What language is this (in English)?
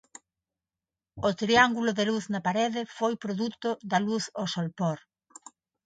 Galician